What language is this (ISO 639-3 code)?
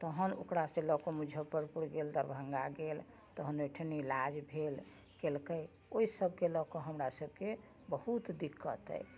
mai